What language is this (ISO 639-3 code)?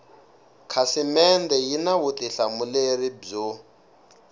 tso